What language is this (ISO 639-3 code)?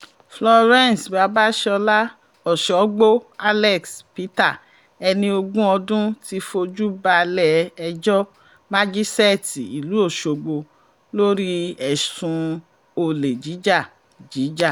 yor